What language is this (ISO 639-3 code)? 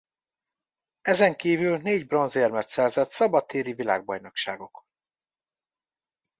hun